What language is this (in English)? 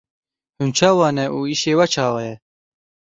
Kurdish